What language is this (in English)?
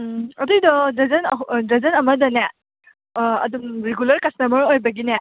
Manipuri